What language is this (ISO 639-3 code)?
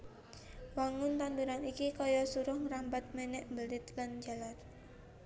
jav